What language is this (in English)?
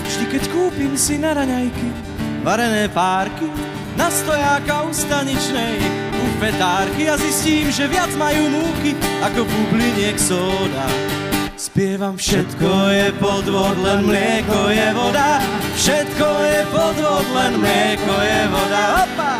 Slovak